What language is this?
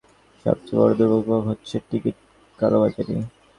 Bangla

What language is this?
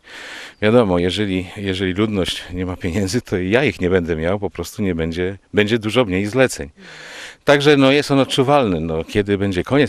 Polish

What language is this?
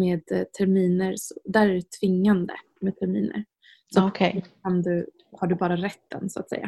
Swedish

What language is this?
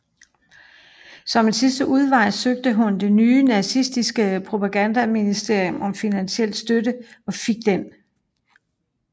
Danish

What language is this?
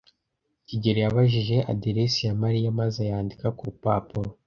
Kinyarwanda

